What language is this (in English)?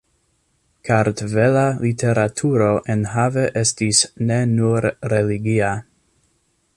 Esperanto